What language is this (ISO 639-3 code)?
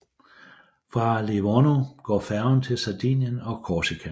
dan